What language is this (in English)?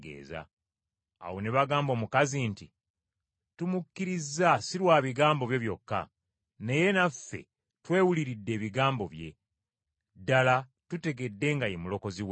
Ganda